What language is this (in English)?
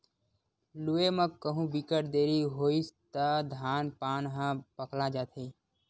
Chhattisgarhi